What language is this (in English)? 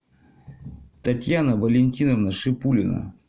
Russian